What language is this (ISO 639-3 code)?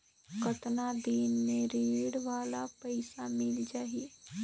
hne